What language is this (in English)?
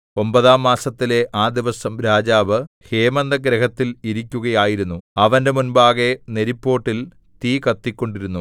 Malayalam